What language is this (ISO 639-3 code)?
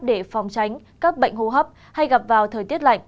vie